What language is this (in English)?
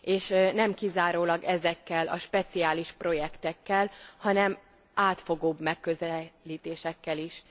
Hungarian